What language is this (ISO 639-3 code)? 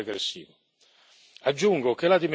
ita